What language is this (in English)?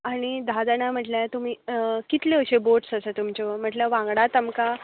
Konkani